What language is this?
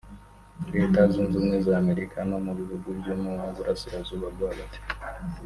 Kinyarwanda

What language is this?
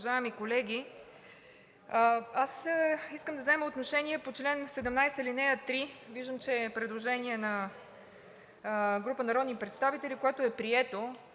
Bulgarian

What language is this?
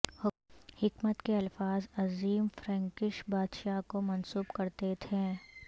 Urdu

